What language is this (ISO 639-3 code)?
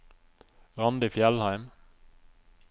nor